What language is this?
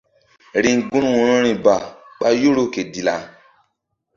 Mbum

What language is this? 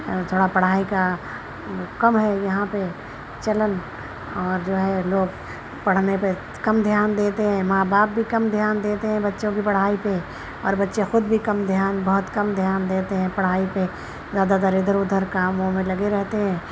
Urdu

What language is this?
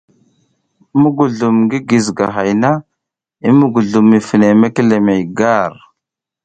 South Giziga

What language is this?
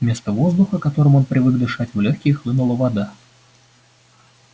Russian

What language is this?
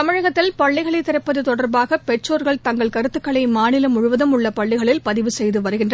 Tamil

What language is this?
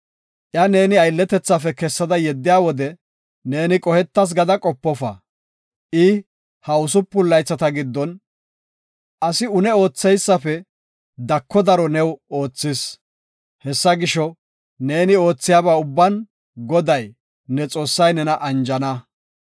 Gofa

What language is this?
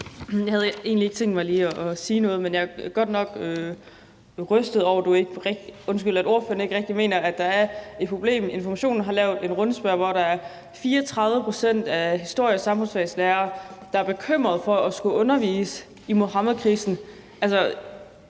Danish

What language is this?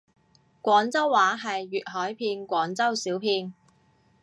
Cantonese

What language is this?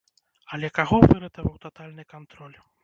Belarusian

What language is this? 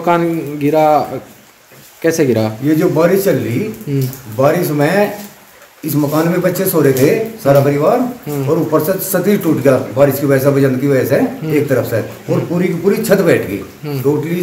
Hindi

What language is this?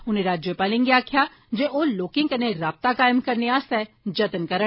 Dogri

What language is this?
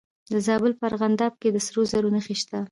Pashto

